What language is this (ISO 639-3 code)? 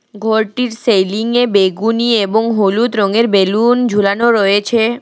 ben